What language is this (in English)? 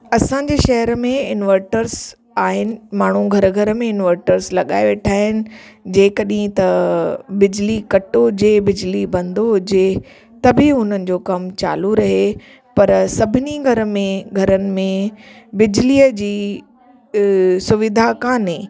Sindhi